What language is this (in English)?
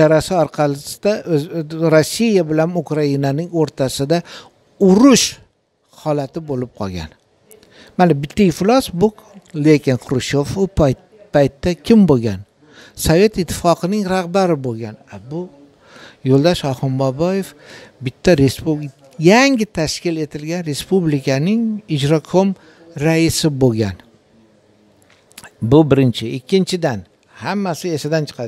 Turkish